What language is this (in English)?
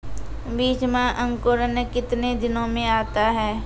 Maithili